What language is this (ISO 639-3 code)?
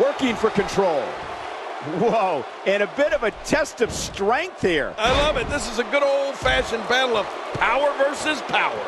eng